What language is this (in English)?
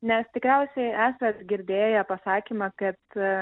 Lithuanian